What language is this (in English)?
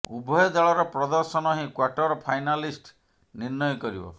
Odia